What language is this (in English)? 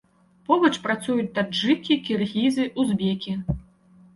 Belarusian